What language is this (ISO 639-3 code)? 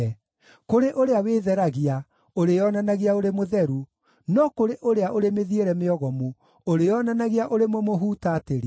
kik